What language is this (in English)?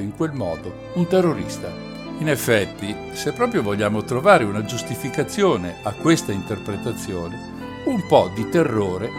Italian